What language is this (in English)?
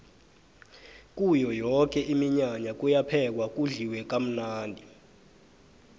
South Ndebele